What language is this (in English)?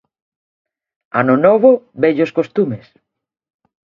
Galician